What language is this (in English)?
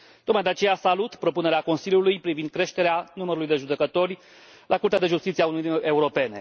Romanian